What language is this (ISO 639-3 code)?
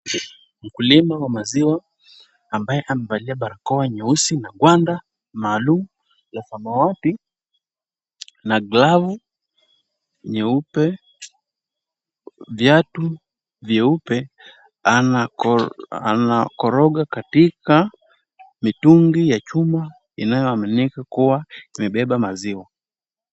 swa